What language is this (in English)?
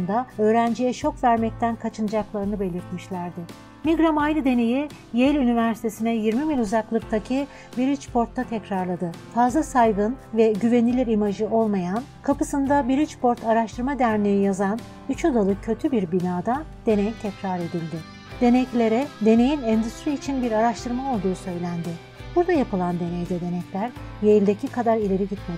Turkish